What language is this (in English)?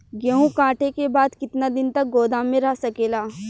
Bhojpuri